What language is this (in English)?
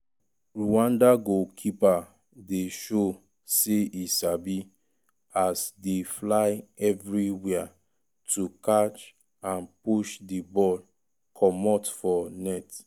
Nigerian Pidgin